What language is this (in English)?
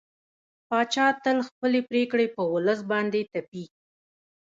Pashto